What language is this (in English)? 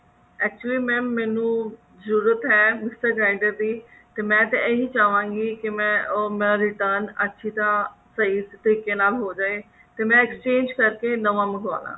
Punjabi